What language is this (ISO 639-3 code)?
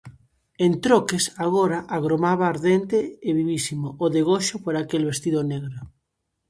glg